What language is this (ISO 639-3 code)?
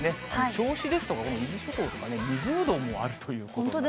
jpn